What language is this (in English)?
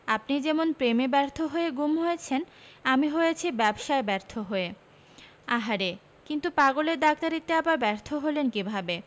Bangla